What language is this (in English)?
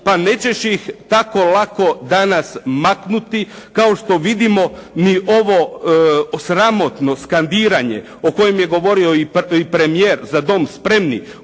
Croatian